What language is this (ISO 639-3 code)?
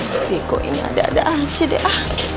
ind